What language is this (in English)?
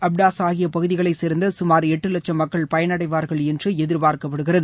Tamil